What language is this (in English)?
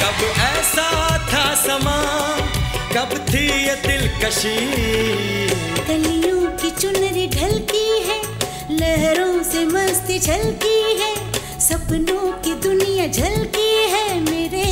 Hindi